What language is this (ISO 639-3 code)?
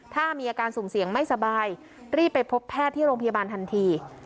tha